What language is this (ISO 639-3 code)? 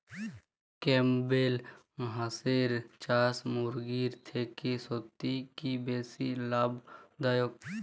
ben